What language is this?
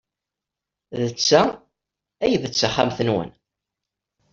Kabyle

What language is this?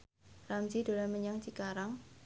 Javanese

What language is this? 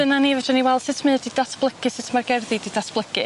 Welsh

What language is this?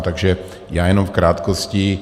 Czech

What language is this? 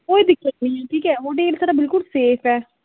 Dogri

